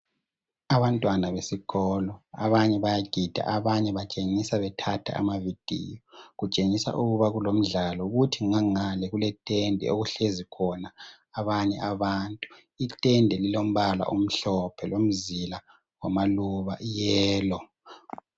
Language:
North Ndebele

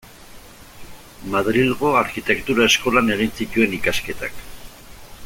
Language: Basque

